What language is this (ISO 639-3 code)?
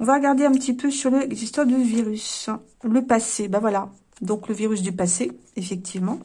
fra